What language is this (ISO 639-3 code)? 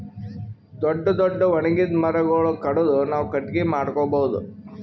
kan